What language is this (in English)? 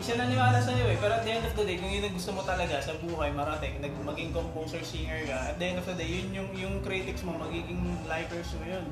Filipino